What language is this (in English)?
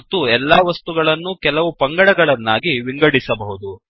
Kannada